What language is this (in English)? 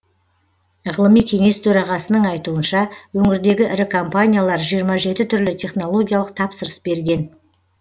Kazakh